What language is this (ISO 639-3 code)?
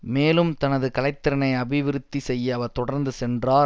tam